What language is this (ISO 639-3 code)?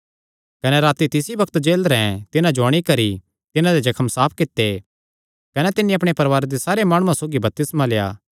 xnr